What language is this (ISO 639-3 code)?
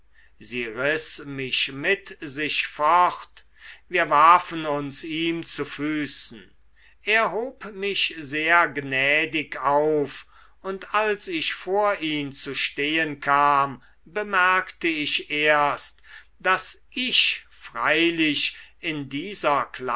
deu